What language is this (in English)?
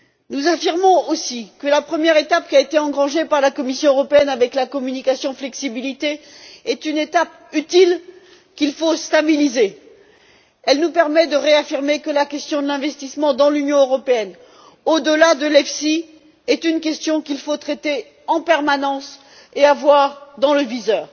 French